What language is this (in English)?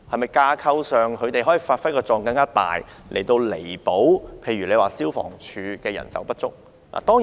Cantonese